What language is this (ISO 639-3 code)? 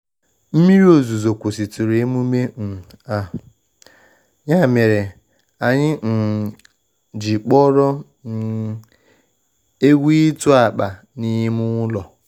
ibo